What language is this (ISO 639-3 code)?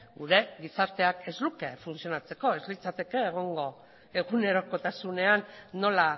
eus